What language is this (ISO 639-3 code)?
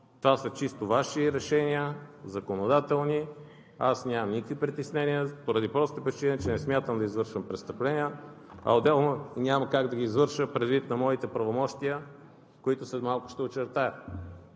bul